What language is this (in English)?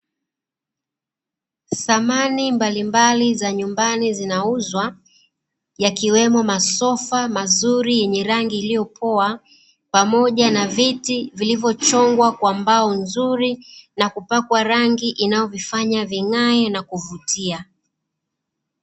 Swahili